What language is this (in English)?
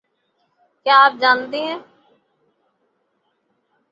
Urdu